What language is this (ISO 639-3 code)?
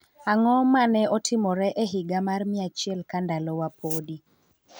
luo